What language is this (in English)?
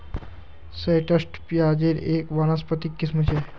Magahi